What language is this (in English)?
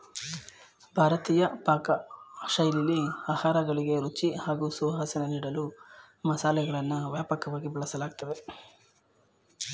Kannada